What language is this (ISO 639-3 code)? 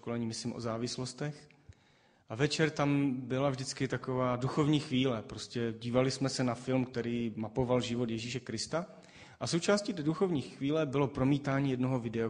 ces